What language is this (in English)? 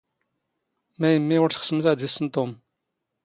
Standard Moroccan Tamazight